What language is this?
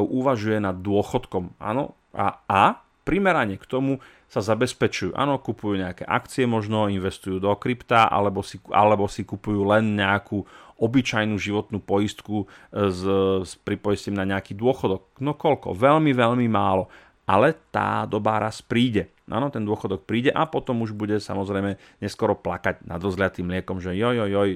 Slovak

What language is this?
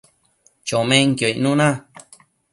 Matsés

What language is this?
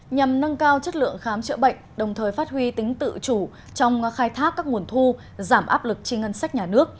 Vietnamese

